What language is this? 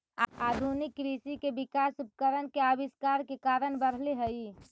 Magahi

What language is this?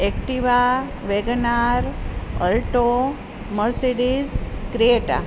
Gujarati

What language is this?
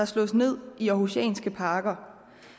Danish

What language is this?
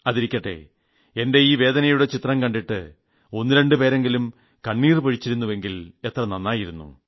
Malayalam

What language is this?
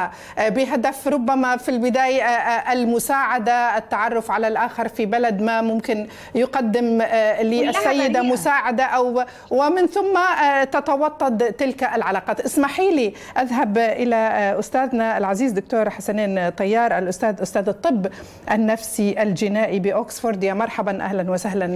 Arabic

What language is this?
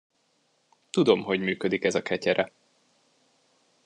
Hungarian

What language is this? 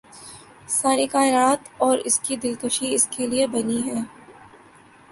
Urdu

